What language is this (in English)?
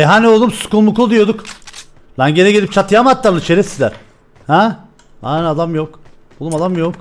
Turkish